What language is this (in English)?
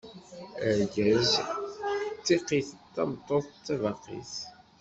Kabyle